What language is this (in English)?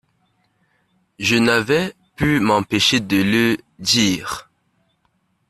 French